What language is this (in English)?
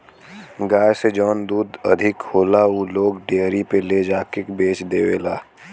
Bhojpuri